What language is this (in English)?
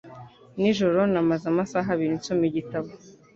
Kinyarwanda